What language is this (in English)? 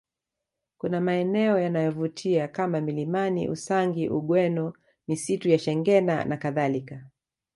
Swahili